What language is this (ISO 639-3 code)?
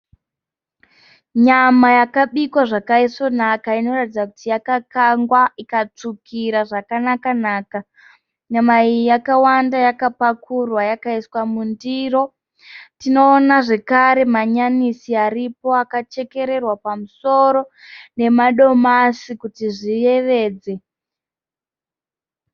sna